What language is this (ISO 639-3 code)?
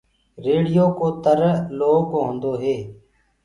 ggg